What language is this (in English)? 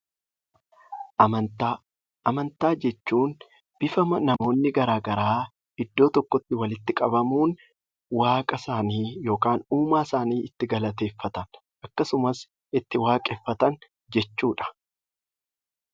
Oromo